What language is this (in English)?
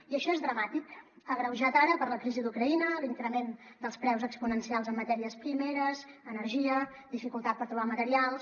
Catalan